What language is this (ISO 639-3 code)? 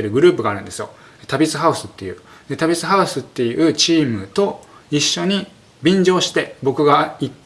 jpn